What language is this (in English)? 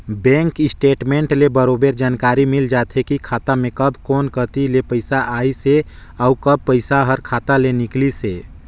Chhattisgarhi